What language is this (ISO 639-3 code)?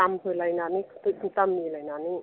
brx